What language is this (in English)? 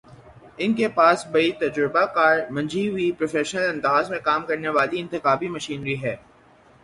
Urdu